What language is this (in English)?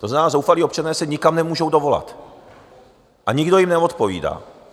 Czech